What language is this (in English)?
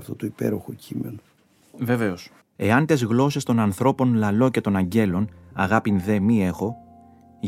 Greek